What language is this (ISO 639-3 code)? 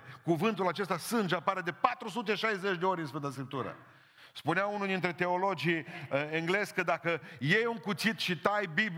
ron